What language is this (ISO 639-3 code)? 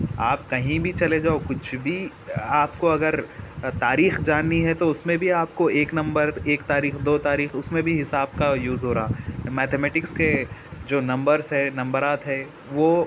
urd